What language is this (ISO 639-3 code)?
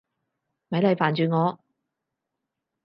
yue